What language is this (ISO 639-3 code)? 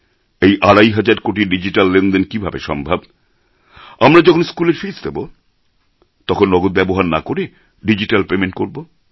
ben